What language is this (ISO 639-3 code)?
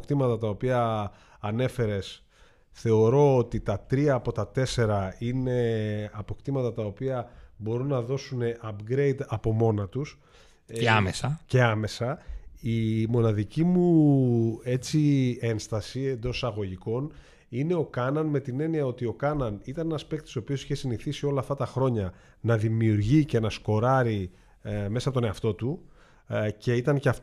ell